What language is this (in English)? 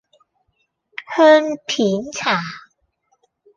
Cantonese